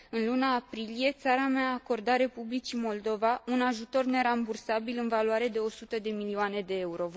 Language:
Romanian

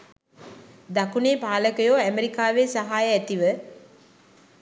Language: Sinhala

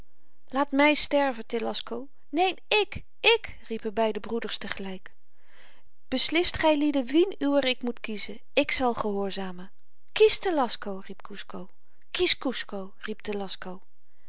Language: Dutch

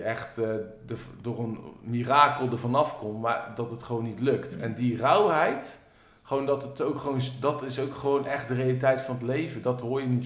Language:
Dutch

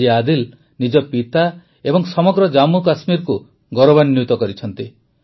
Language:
Odia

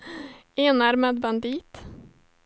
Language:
Swedish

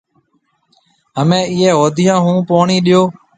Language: Marwari (Pakistan)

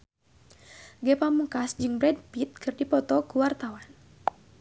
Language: Sundanese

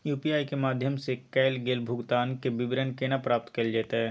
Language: Maithili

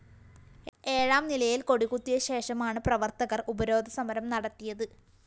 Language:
Malayalam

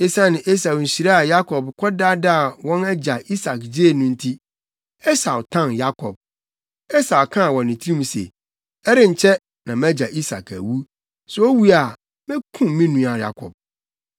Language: Akan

